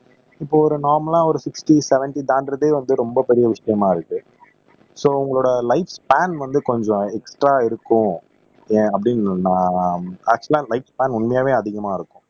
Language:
Tamil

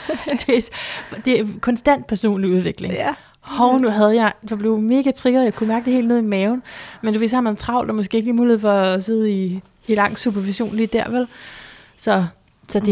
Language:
Danish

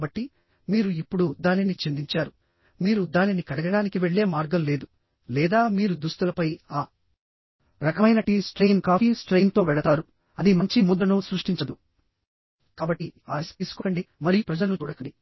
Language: Telugu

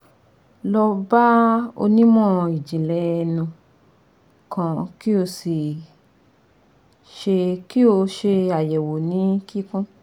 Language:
Yoruba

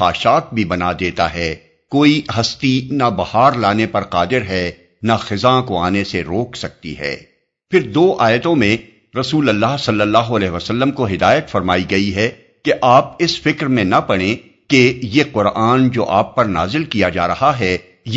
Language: Urdu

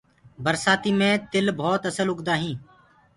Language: Gurgula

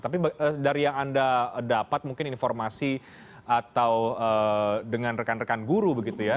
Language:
Indonesian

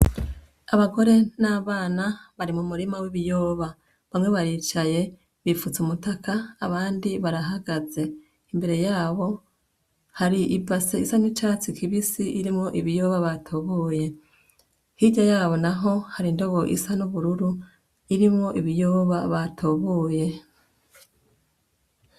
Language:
Rundi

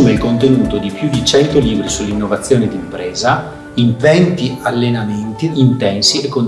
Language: Italian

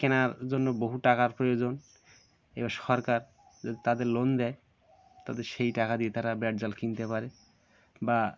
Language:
Bangla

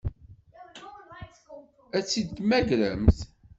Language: Kabyle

